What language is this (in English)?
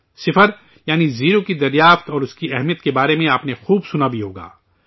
Urdu